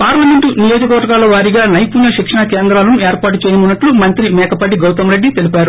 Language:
Telugu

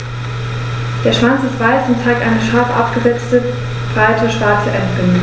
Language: German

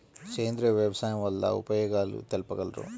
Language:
Telugu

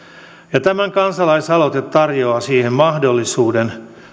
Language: Finnish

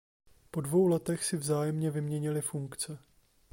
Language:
Czech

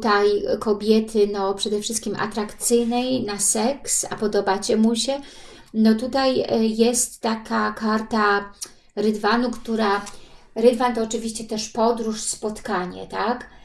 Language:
Polish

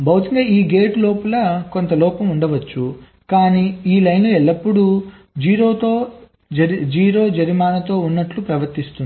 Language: Telugu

